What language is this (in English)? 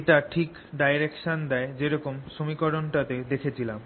Bangla